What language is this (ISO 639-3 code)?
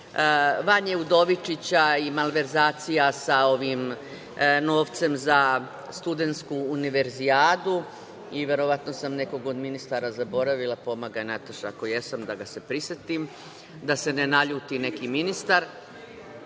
srp